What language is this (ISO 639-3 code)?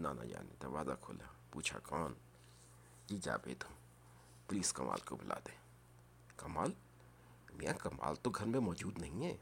urd